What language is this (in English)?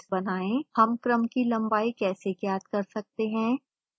Hindi